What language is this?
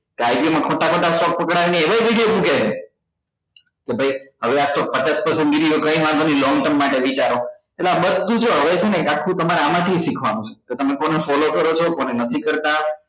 Gujarati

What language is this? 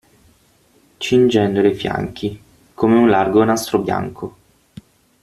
Italian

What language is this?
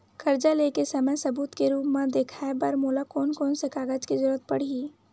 Chhattisgarhi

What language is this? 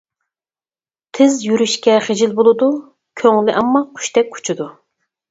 Uyghur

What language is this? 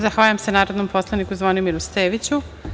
Serbian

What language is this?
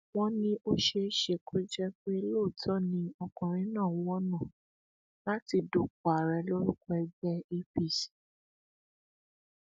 Yoruba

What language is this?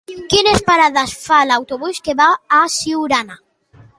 Catalan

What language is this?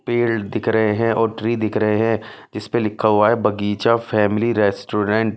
Hindi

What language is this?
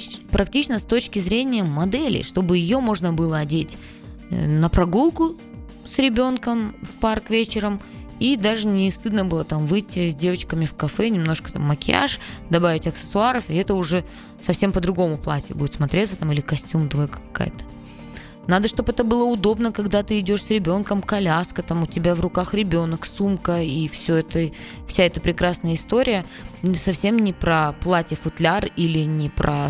Russian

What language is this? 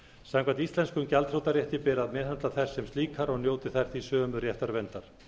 Icelandic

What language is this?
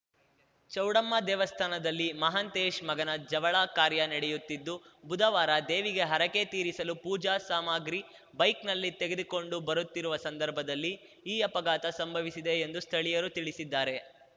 Kannada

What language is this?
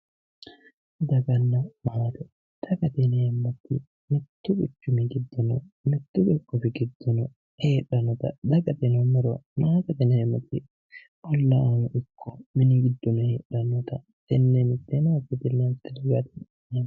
Sidamo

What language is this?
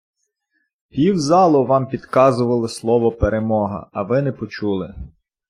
Ukrainian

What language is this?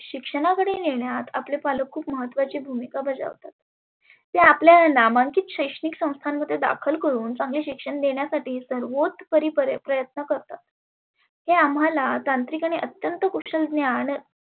Marathi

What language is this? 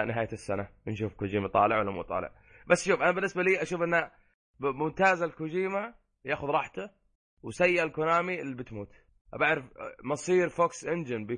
Arabic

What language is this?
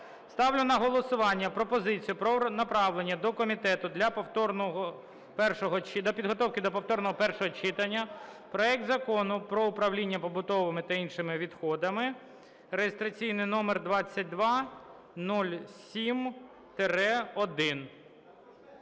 Ukrainian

